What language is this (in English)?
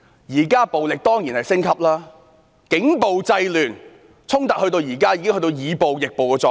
Cantonese